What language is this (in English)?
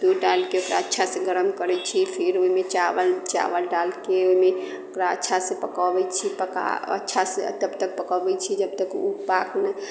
Maithili